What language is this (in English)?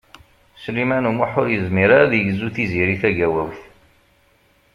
Kabyle